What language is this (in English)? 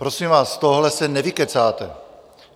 Czech